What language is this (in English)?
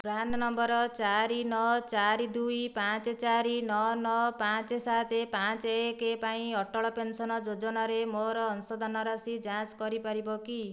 Odia